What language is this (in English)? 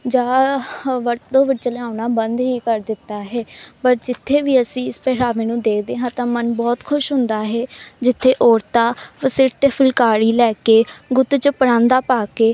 Punjabi